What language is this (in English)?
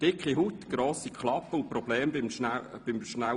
Swiss German